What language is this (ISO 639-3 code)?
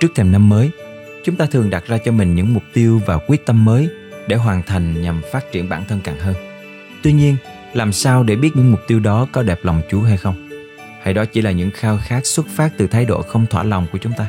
vie